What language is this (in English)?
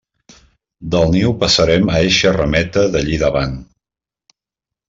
Catalan